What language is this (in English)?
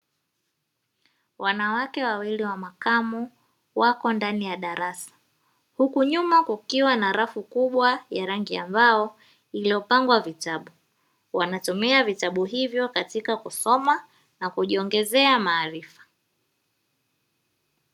Swahili